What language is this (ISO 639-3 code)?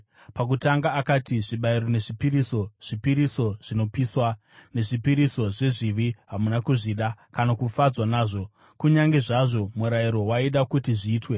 sna